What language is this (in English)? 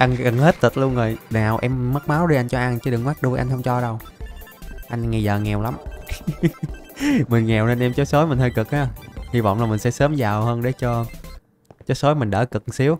Vietnamese